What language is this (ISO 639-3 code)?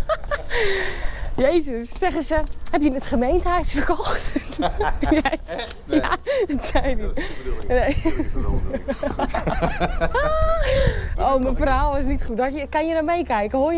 nld